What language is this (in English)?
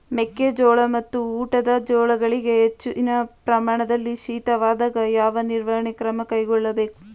Kannada